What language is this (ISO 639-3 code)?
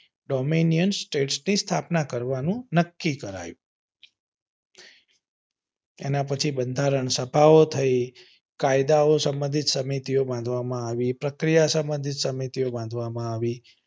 guj